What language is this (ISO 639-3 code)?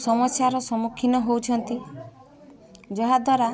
ori